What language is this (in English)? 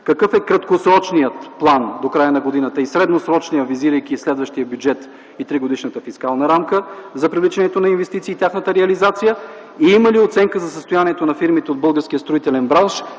Bulgarian